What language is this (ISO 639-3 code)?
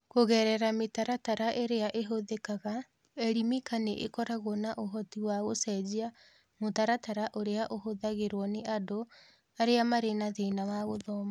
kik